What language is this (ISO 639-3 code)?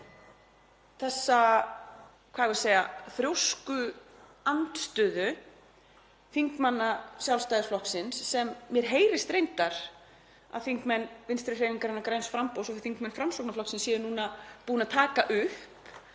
isl